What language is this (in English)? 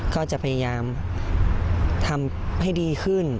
Thai